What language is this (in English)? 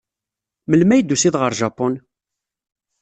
Kabyle